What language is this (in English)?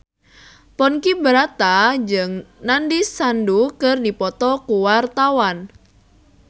Sundanese